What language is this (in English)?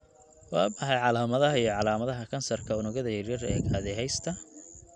Somali